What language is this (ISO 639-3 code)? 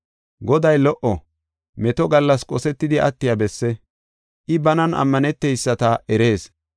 gof